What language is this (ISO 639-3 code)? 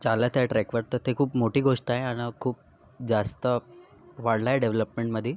mar